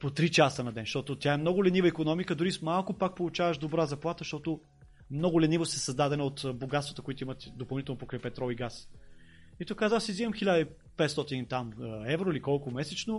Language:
Bulgarian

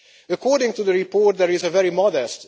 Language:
English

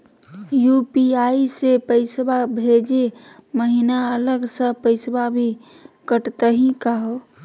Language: Magahi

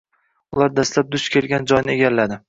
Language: Uzbek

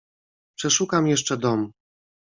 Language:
Polish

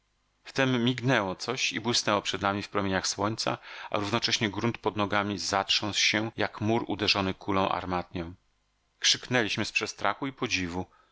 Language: Polish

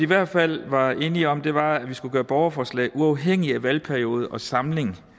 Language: Danish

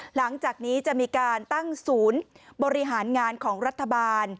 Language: Thai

